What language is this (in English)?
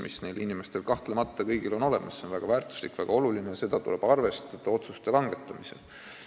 Estonian